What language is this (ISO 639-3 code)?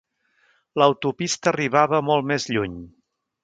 cat